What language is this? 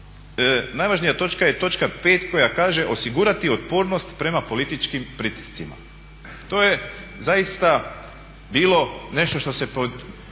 Croatian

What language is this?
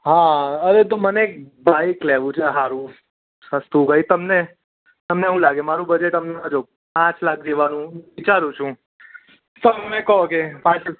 Gujarati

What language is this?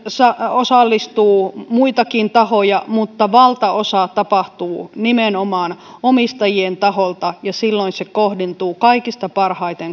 Finnish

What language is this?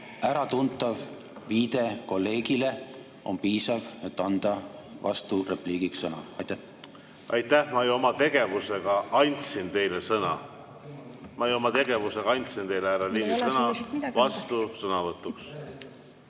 Estonian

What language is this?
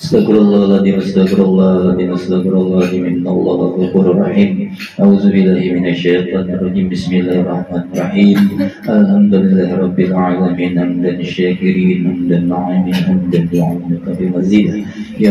Indonesian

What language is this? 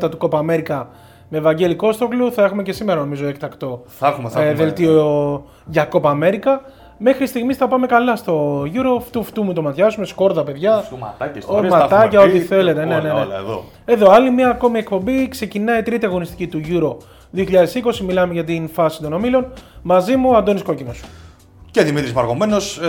Greek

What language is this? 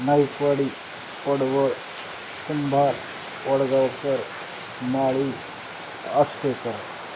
Marathi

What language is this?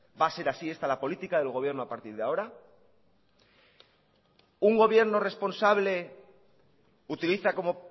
Spanish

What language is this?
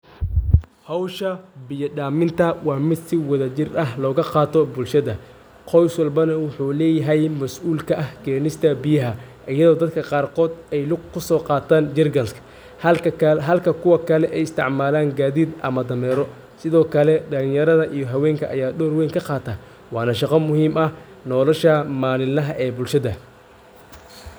Somali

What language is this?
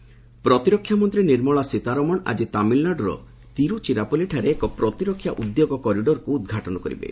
Odia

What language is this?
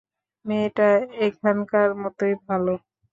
Bangla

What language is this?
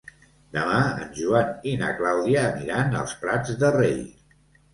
Catalan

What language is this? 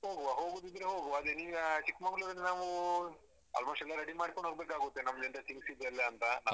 Kannada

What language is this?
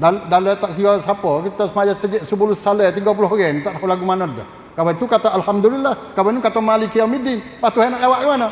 Malay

